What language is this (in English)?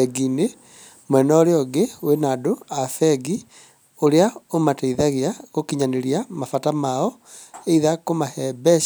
Kikuyu